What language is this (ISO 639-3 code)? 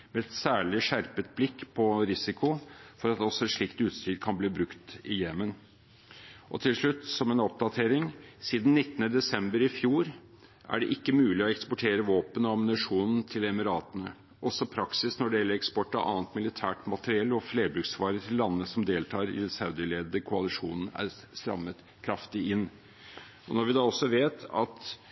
nob